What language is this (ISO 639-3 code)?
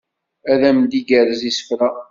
kab